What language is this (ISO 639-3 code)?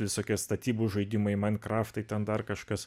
lit